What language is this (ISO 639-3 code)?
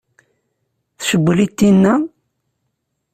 kab